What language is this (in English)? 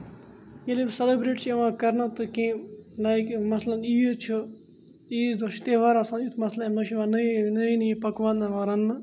Kashmiri